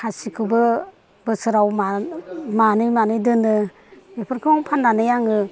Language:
Bodo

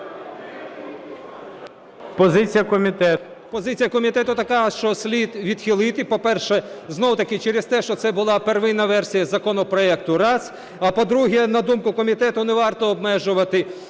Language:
Ukrainian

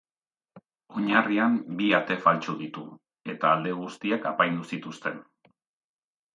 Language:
Basque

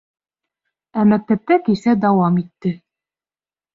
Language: Bashkir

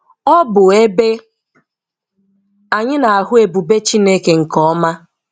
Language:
Igbo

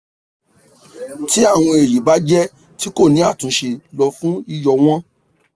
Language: Yoruba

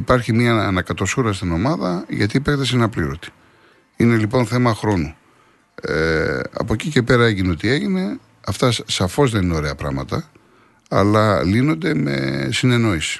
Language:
Greek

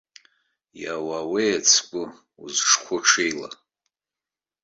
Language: Abkhazian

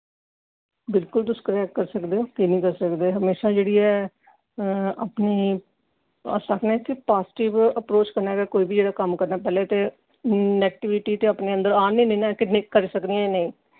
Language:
Dogri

